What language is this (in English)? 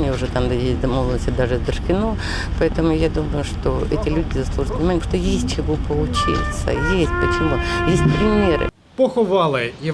Ukrainian